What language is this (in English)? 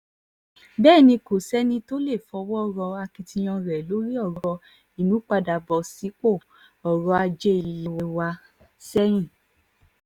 Yoruba